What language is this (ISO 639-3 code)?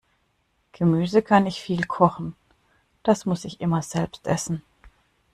deu